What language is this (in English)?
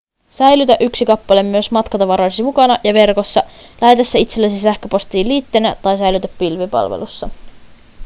Finnish